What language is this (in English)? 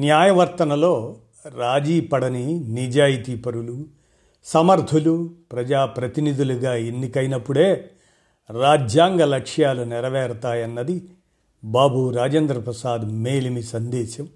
Telugu